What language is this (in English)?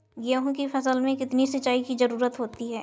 Hindi